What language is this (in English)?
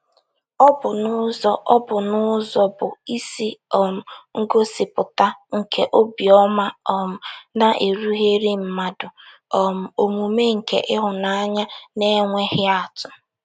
Igbo